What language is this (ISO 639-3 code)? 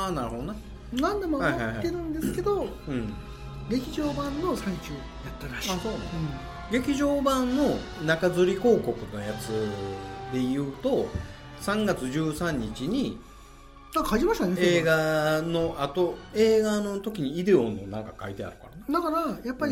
jpn